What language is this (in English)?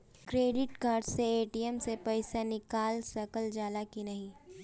Bhojpuri